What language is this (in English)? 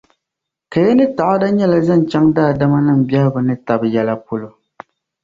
Dagbani